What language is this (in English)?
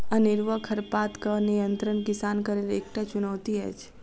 Maithili